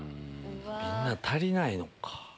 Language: Japanese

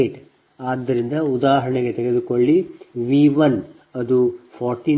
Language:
Kannada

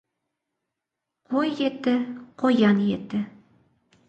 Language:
Kazakh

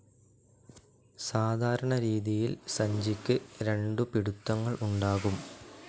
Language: Malayalam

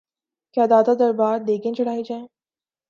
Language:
Urdu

